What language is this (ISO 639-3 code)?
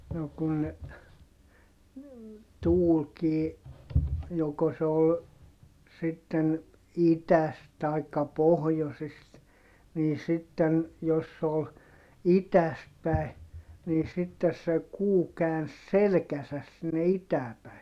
fin